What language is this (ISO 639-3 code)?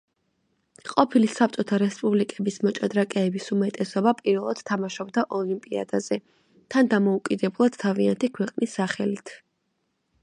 kat